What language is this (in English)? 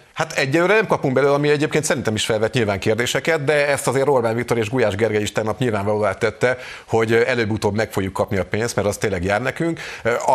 Hungarian